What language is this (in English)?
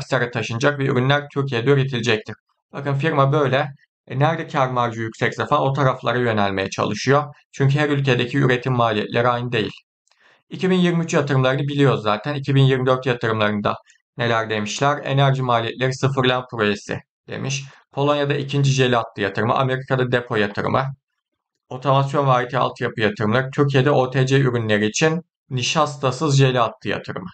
Turkish